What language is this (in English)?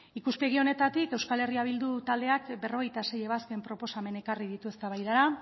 Basque